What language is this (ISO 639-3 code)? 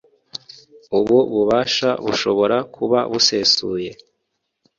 kin